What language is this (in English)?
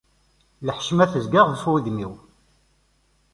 Kabyle